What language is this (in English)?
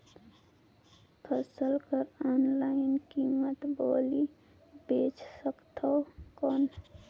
Chhattisgarhi